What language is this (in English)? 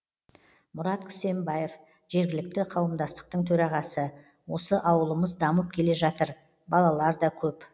Kazakh